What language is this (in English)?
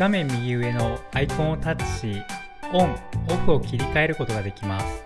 Japanese